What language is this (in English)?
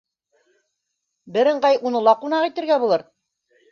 Bashkir